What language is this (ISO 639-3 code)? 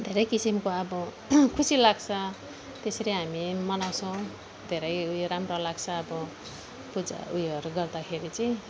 nep